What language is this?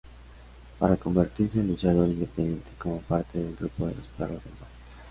Spanish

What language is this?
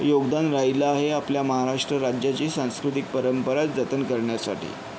Marathi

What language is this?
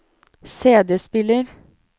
Norwegian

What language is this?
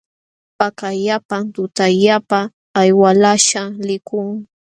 Jauja Wanca Quechua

